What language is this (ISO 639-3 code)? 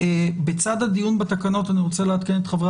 heb